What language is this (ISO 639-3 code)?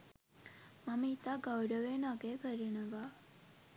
sin